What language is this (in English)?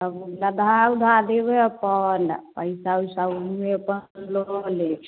Maithili